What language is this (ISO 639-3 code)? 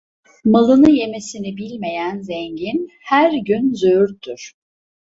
tur